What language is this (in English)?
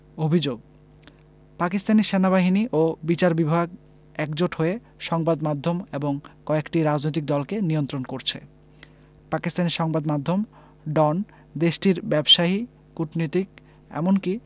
Bangla